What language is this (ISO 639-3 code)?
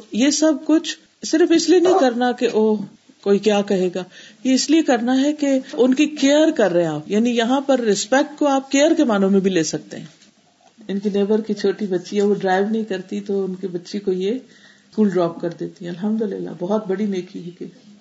urd